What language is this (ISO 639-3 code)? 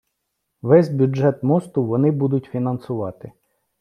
ukr